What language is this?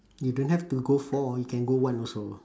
English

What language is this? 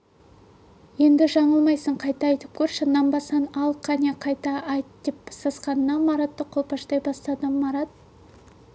Kazakh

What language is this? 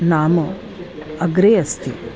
Sanskrit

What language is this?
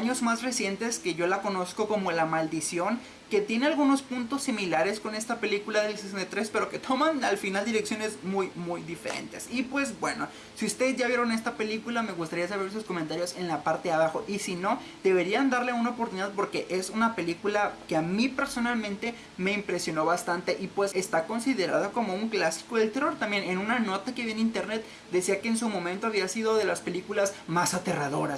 Spanish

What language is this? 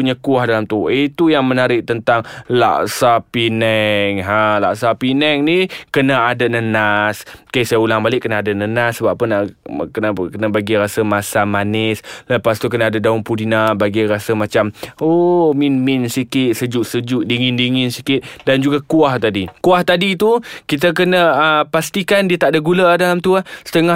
Malay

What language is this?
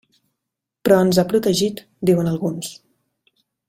Catalan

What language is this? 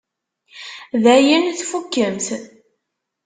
Kabyle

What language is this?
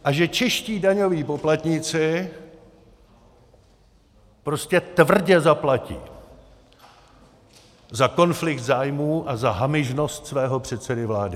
Czech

